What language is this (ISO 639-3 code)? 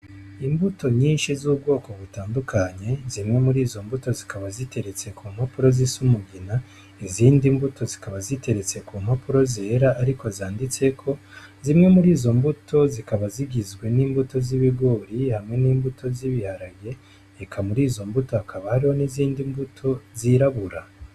run